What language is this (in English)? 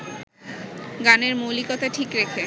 Bangla